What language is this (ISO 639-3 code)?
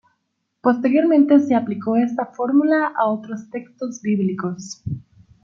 spa